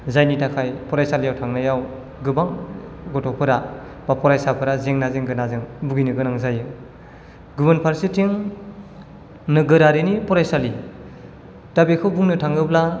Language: Bodo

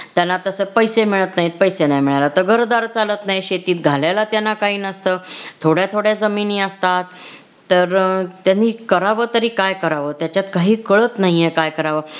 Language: Marathi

